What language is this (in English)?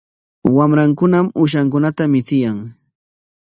Corongo Ancash Quechua